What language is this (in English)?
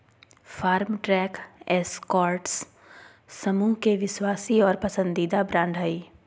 Magahi